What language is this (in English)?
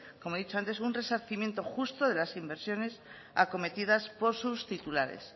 Spanish